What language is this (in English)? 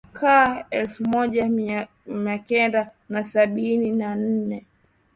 Swahili